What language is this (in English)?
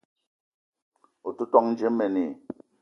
Eton (Cameroon)